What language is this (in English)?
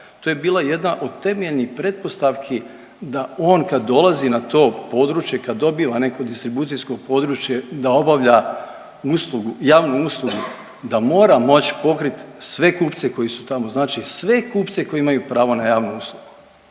Croatian